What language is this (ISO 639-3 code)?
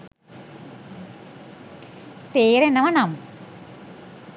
sin